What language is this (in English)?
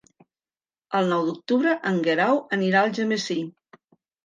Catalan